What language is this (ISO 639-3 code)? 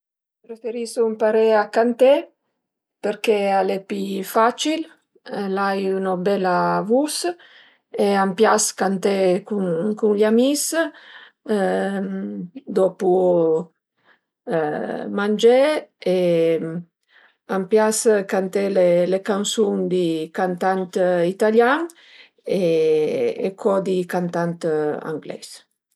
pms